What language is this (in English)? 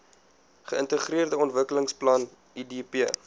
Afrikaans